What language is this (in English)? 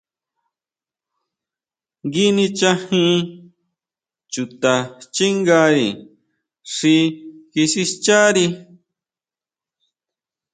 Huautla Mazatec